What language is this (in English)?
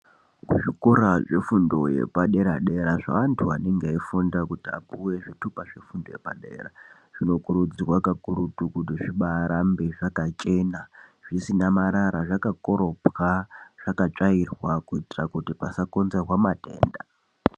Ndau